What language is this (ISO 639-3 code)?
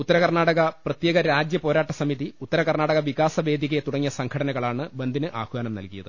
mal